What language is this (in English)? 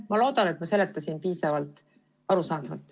Estonian